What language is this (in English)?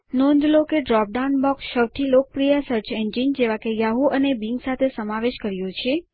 Gujarati